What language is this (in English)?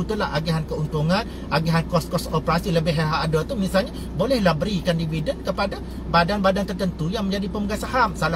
Malay